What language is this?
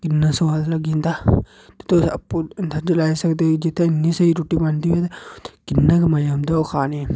Dogri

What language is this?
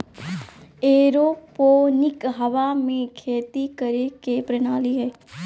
Magahi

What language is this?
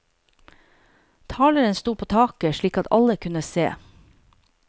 Norwegian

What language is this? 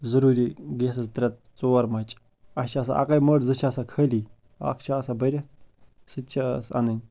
Kashmiri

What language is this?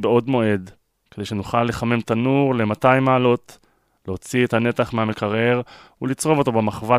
Hebrew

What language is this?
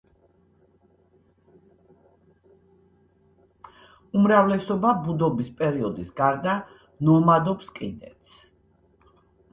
Georgian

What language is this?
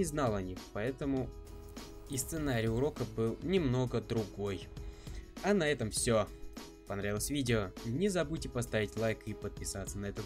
Russian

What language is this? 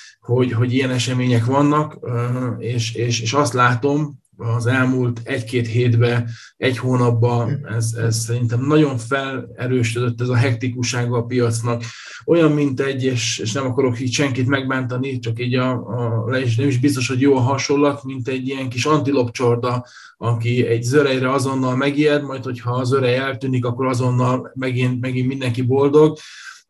Hungarian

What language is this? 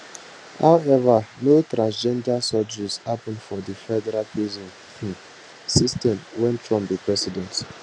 Nigerian Pidgin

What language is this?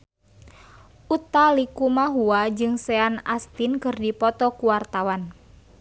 Sundanese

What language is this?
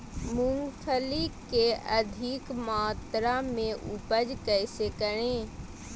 Magahi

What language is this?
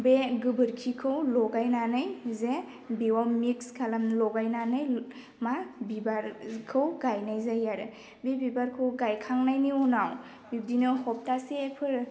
Bodo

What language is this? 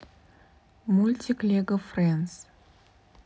Russian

